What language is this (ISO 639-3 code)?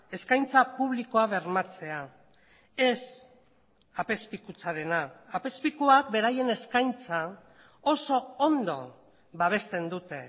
eus